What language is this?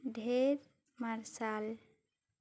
Santali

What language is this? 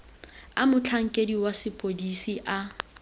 Tswana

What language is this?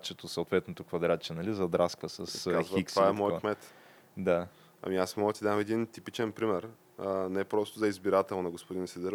Bulgarian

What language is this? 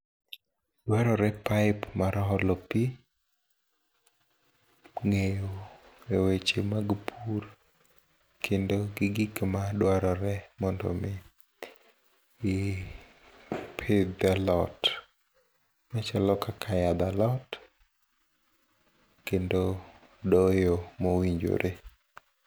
Luo (Kenya and Tanzania)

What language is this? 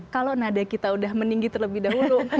Indonesian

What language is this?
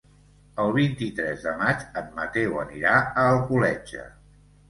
Catalan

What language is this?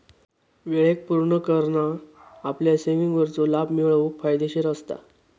Marathi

